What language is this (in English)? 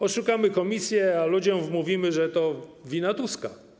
Polish